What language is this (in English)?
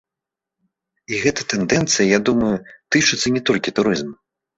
Belarusian